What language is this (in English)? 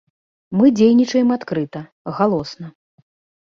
Belarusian